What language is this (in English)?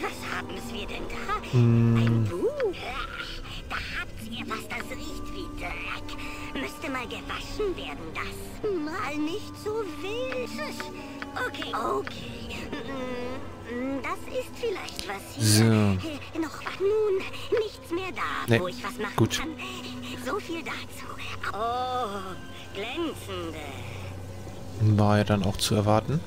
German